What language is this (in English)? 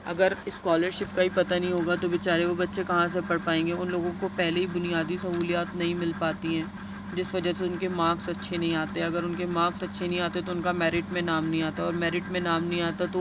Urdu